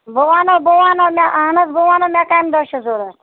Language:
Kashmiri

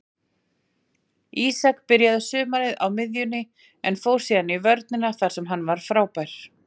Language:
Icelandic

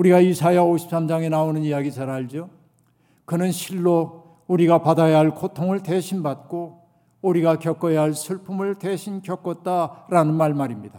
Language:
Korean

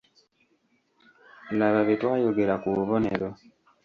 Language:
Ganda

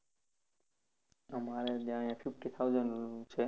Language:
Gujarati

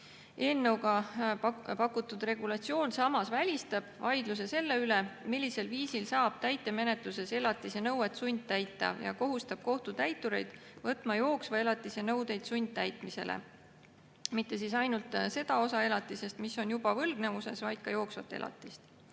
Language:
Estonian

